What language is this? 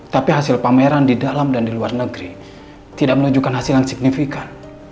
Indonesian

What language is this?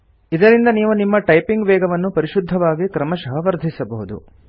Kannada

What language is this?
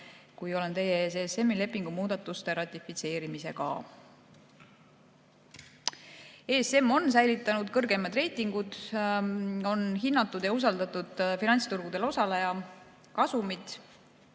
Estonian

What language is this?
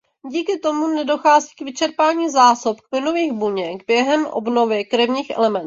Czech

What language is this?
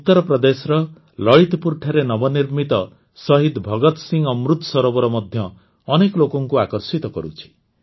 Odia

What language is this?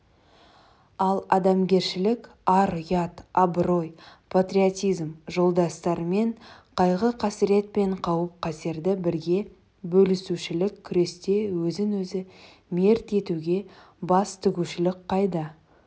Kazakh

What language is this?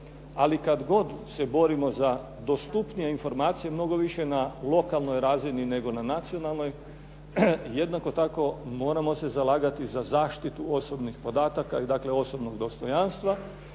Croatian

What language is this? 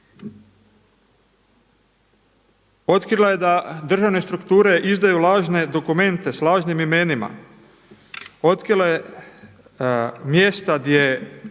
Croatian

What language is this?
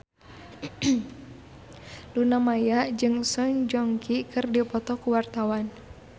Sundanese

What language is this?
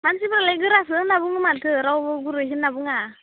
Bodo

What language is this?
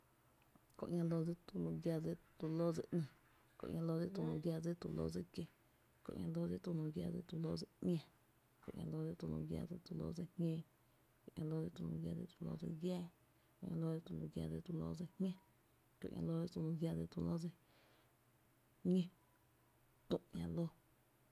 Tepinapa Chinantec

